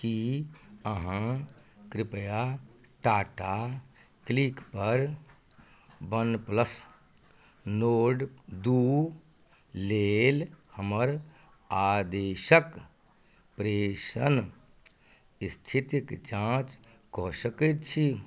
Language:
Maithili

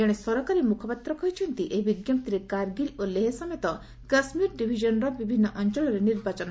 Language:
Odia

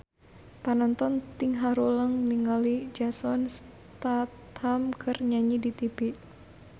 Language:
Sundanese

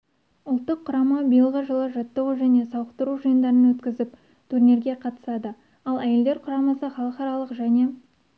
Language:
Kazakh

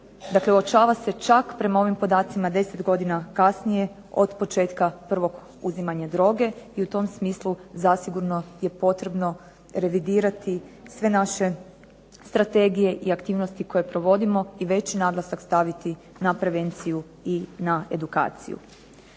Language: Croatian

